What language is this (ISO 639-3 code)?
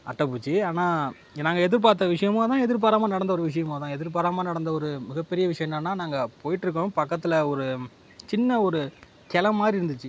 tam